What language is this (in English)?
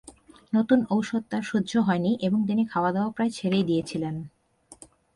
Bangla